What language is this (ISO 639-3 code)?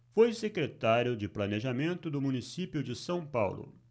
por